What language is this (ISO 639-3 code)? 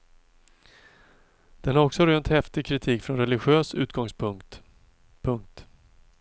swe